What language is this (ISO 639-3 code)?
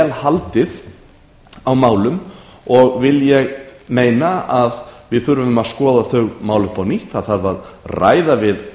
isl